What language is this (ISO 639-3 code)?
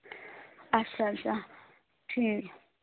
kas